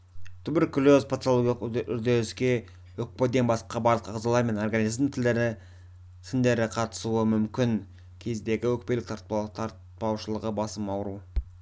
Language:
Kazakh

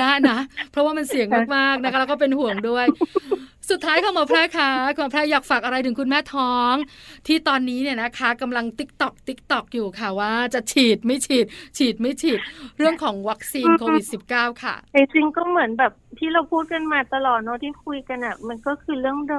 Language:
Thai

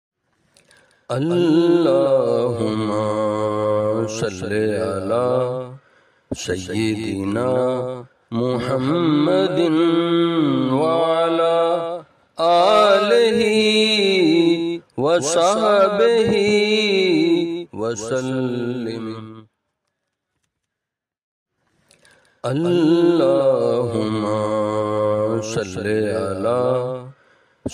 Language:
Arabic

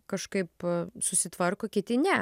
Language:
Lithuanian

